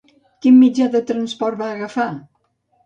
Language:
Catalan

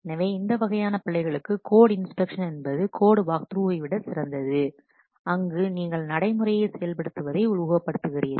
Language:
Tamil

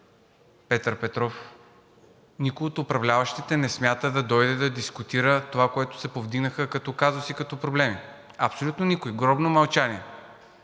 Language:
Bulgarian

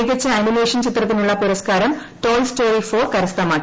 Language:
Malayalam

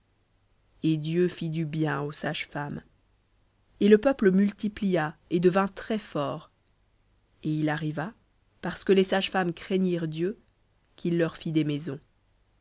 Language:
French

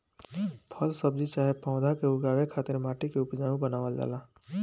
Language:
Bhojpuri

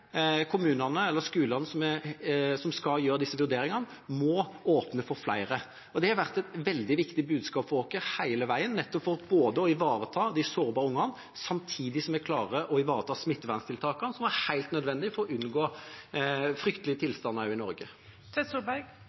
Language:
Norwegian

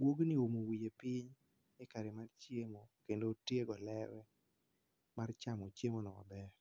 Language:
Luo (Kenya and Tanzania)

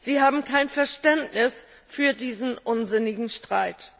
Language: German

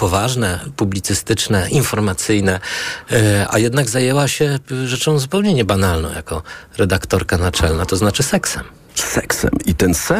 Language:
Polish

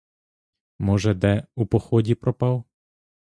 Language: Ukrainian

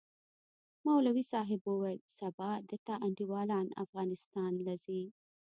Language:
Pashto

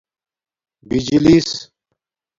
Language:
Domaaki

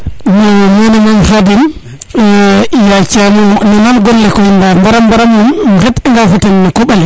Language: Serer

